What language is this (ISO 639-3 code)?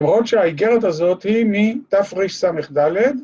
heb